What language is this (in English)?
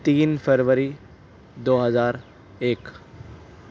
Urdu